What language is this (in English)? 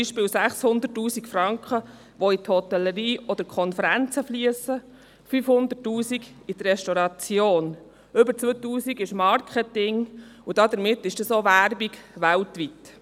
Swiss German